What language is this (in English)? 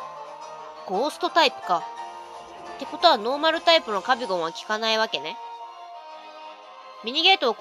Japanese